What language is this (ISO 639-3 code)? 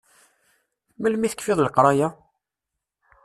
kab